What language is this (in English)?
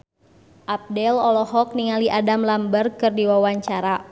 Sundanese